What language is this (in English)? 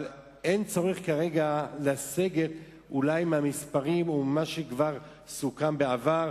Hebrew